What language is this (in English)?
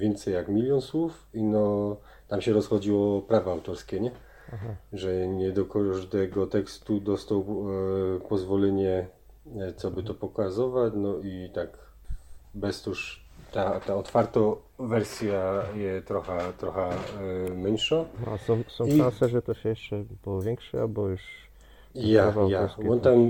Polish